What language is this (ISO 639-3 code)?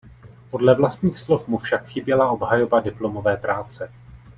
ces